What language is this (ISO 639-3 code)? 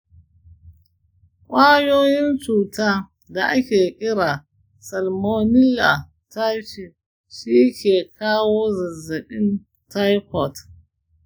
hau